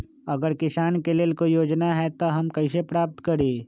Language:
Magahi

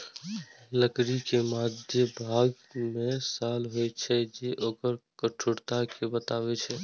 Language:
Maithili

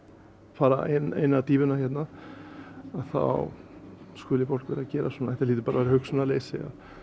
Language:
Icelandic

